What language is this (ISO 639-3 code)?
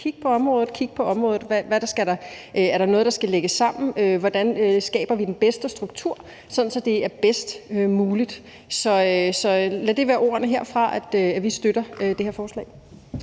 dan